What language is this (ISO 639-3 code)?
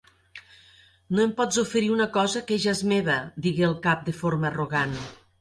cat